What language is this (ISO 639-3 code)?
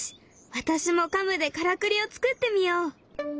jpn